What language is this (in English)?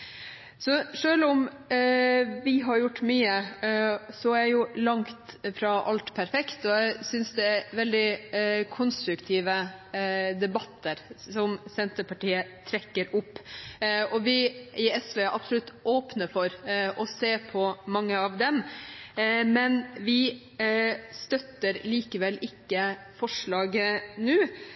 Norwegian Bokmål